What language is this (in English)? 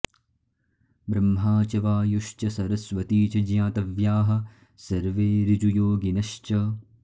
Sanskrit